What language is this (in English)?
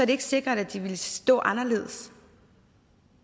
Danish